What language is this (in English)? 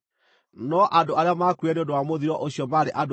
Kikuyu